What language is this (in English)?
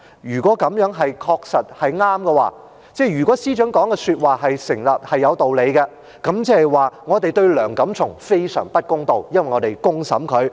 Cantonese